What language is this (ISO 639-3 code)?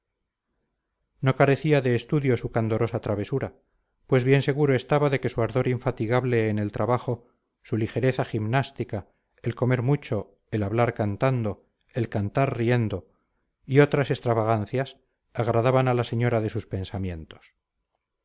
spa